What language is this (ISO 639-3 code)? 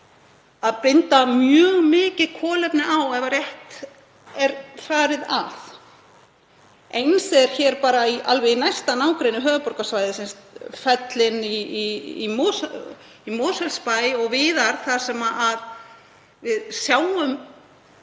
isl